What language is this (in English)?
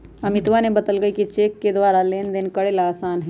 Magahi